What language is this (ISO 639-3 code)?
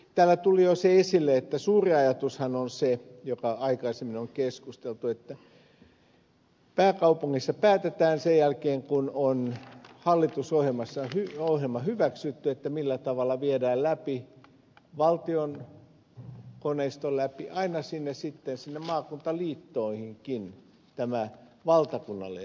fin